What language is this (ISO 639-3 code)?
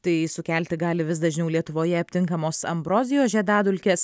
lit